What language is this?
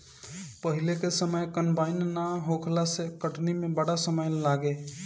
Bhojpuri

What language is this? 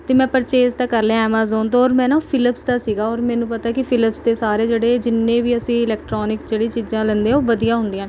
Punjabi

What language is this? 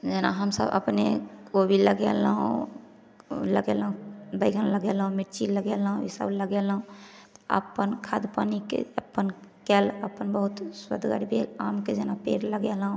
Maithili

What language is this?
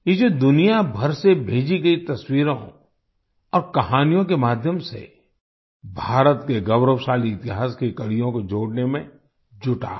Hindi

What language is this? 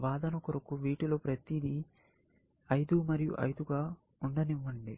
Telugu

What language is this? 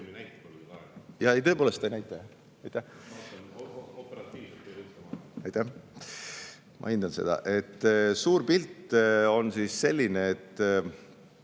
Estonian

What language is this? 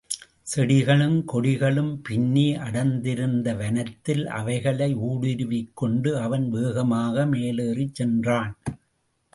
Tamil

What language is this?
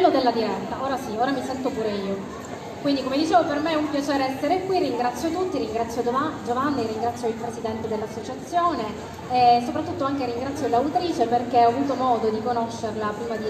Italian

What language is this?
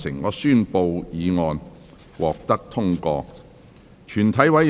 Cantonese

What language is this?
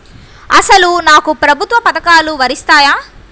Telugu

